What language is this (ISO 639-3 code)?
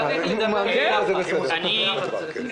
heb